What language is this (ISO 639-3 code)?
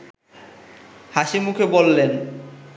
ben